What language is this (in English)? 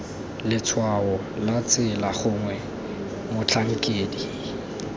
Tswana